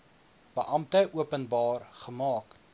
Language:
Afrikaans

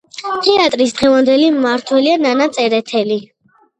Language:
Georgian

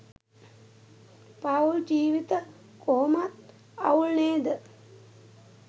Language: Sinhala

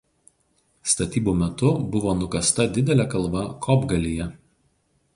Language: Lithuanian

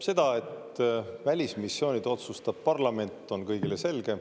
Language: Estonian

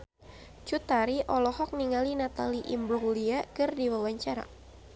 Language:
Sundanese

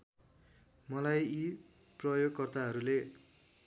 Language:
Nepali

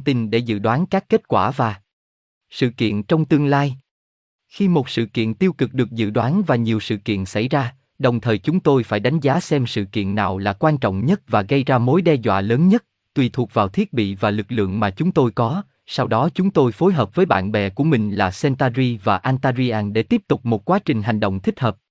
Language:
Vietnamese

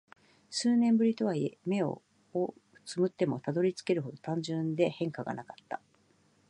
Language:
Japanese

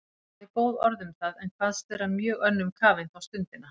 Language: Icelandic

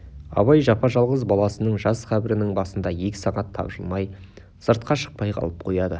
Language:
Kazakh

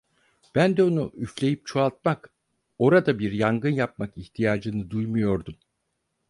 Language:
Turkish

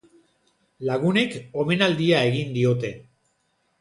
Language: Basque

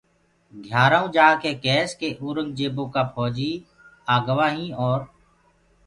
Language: Gurgula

